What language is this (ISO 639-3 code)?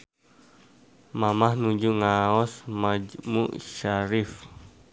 sun